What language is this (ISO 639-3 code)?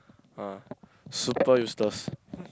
eng